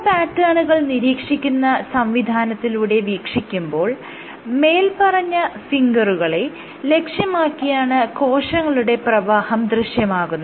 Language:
Malayalam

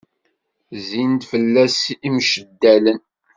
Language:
Kabyle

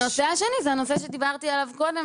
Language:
Hebrew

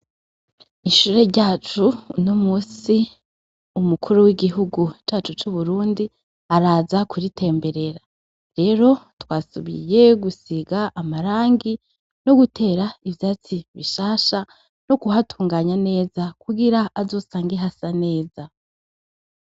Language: Rundi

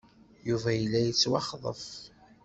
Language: Kabyle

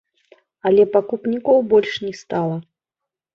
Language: Belarusian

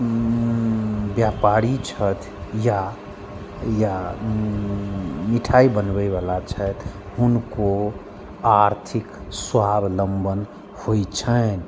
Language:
Maithili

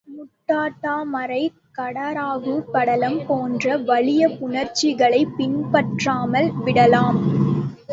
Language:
Tamil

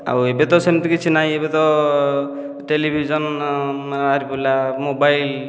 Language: Odia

